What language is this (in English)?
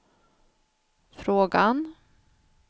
Swedish